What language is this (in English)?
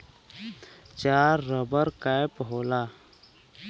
Bhojpuri